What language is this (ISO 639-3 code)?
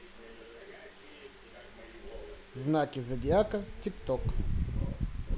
rus